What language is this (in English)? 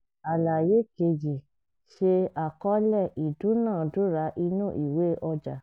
Yoruba